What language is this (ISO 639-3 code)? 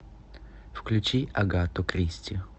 rus